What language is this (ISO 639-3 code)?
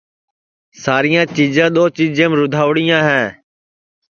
ssi